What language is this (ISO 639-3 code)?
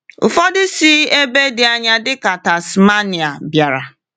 ibo